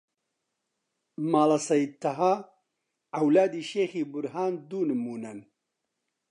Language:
Central Kurdish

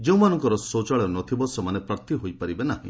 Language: Odia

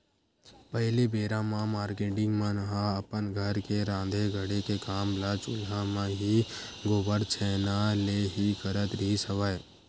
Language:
Chhattisgarhi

